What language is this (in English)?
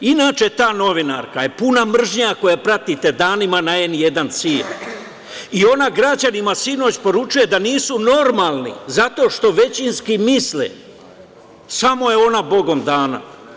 Serbian